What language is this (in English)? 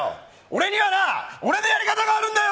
Japanese